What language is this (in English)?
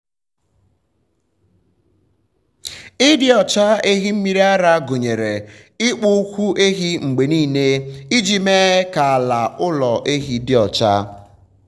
Igbo